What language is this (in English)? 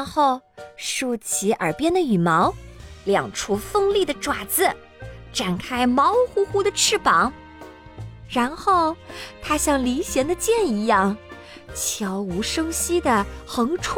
Chinese